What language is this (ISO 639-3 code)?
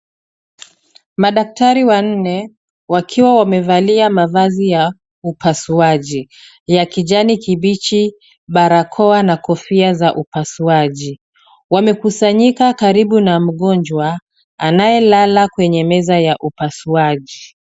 swa